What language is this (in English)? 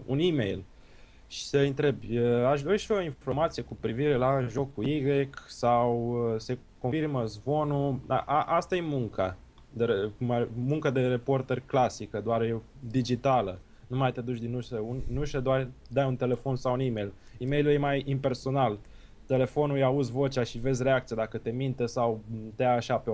Romanian